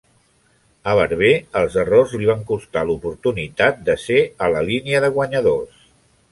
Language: Catalan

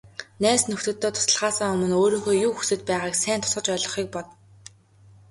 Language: Mongolian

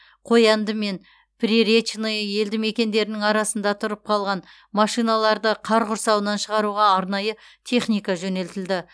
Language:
Kazakh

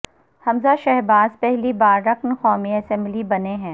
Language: Urdu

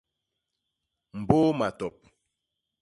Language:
Basaa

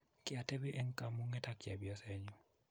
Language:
Kalenjin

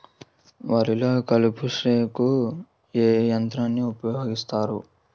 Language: Telugu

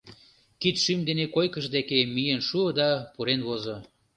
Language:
Mari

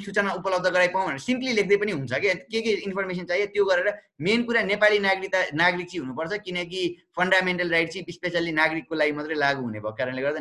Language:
Kannada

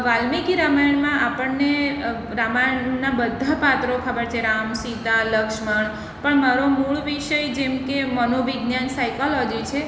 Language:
Gujarati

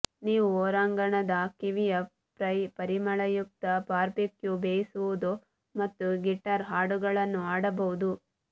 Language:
Kannada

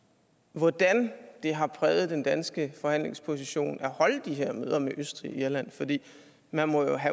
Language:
Danish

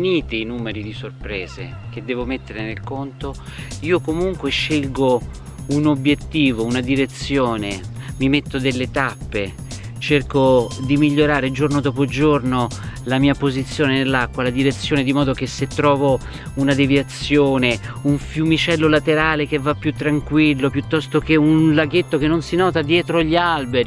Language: Italian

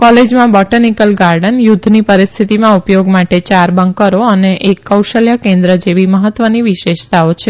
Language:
Gujarati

